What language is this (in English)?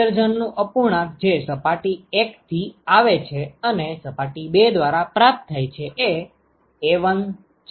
Gujarati